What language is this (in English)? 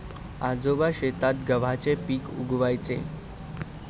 Marathi